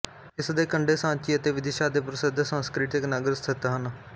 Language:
Punjabi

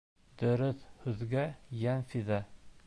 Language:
Bashkir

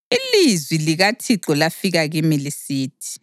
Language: North Ndebele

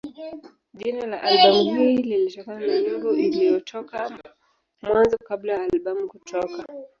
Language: Swahili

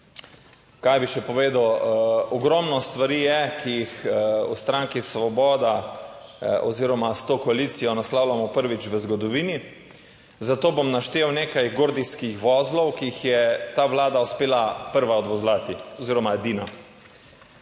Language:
Slovenian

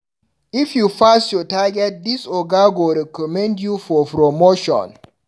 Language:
Nigerian Pidgin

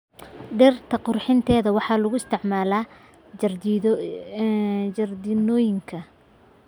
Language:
Somali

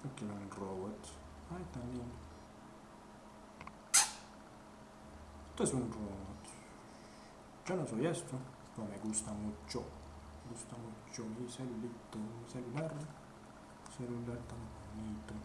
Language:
Spanish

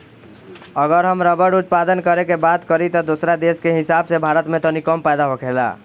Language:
Bhojpuri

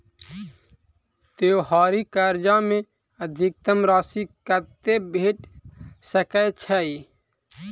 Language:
Maithili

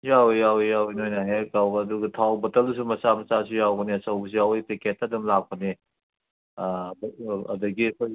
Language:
Manipuri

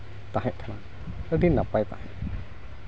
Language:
Santali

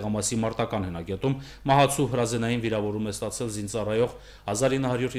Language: Romanian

